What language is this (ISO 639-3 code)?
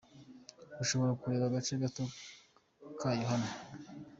kin